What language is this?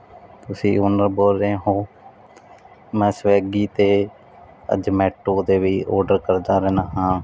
Punjabi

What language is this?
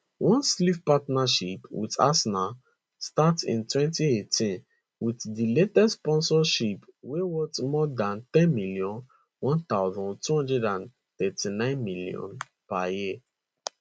Nigerian Pidgin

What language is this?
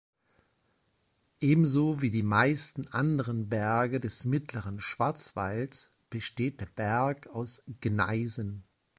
German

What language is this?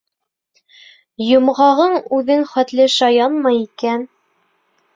Bashkir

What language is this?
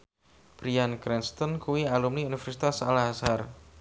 Javanese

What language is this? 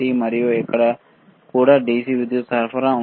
Telugu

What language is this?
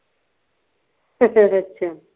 Punjabi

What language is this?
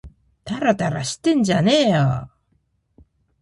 Japanese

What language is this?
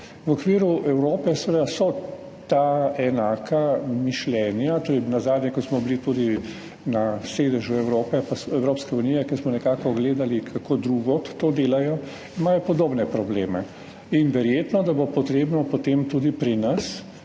Slovenian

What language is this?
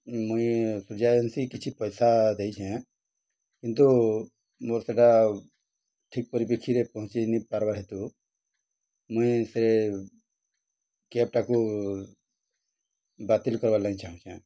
Odia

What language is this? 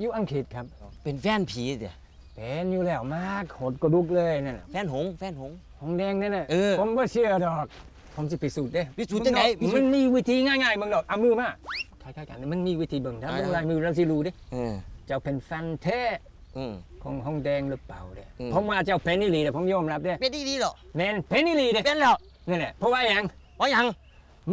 Thai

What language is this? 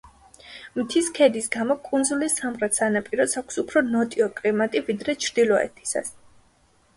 Georgian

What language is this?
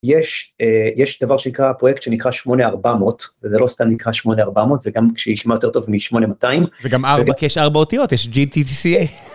Hebrew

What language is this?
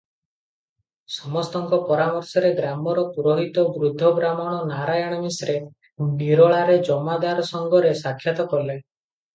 Odia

